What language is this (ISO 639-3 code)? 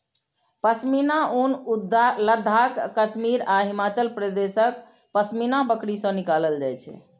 mai